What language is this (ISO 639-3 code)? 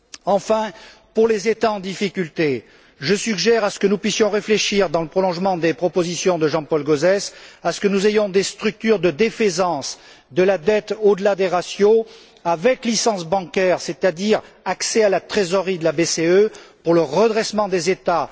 fra